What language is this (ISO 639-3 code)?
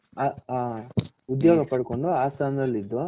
kan